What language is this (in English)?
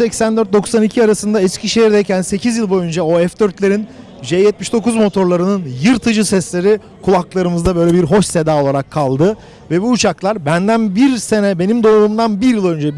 Turkish